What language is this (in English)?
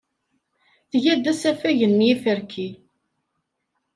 Kabyle